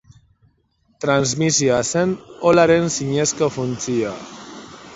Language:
Basque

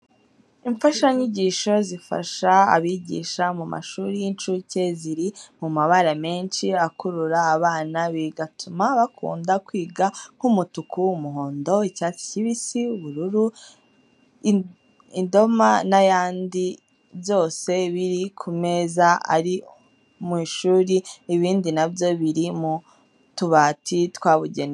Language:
Kinyarwanda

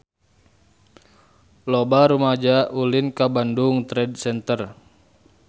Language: Sundanese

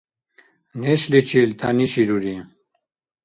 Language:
Dargwa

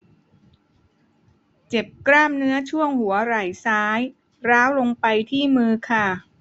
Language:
Thai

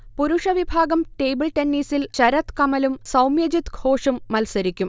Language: Malayalam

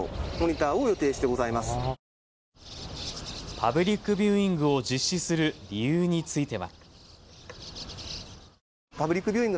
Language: Japanese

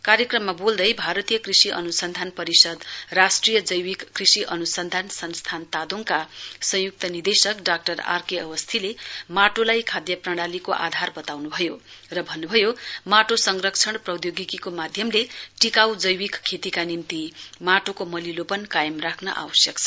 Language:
Nepali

